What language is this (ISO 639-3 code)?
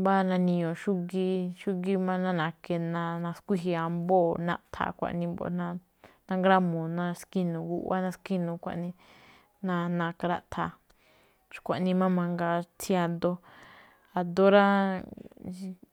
tcf